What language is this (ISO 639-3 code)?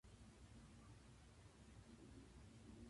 jpn